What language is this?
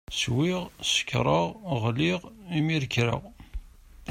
Kabyle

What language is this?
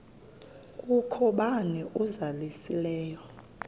Xhosa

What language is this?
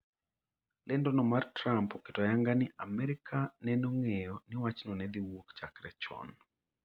Luo (Kenya and Tanzania)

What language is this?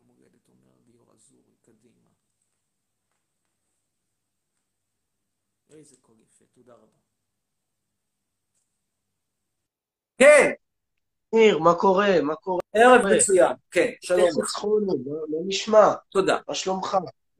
Hebrew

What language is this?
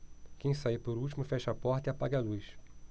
Portuguese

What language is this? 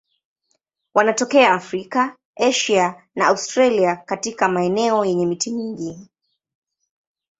Swahili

